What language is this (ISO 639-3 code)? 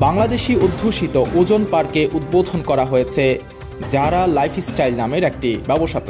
tur